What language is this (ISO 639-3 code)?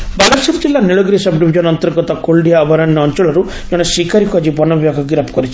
ori